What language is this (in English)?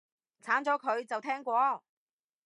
Cantonese